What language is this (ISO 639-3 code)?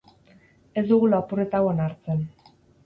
eus